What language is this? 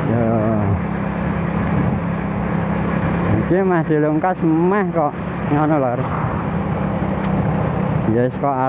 Indonesian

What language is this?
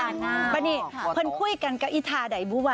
Thai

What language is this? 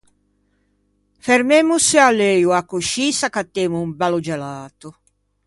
Ligurian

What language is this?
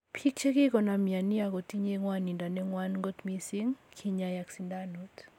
Kalenjin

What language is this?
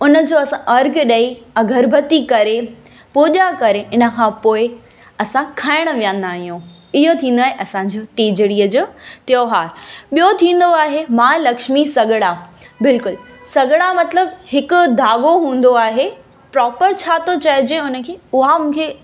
Sindhi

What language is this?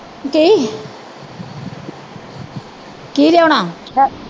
Punjabi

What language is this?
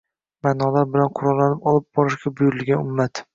Uzbek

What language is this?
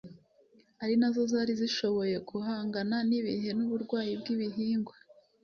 Kinyarwanda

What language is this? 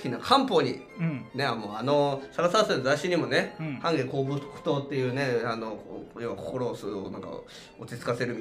Japanese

